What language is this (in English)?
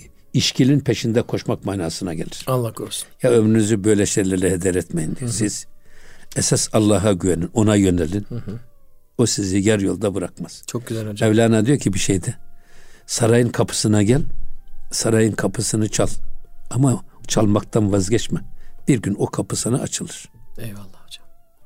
Turkish